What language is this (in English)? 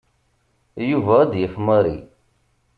Kabyle